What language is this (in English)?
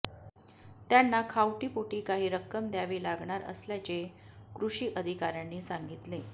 Marathi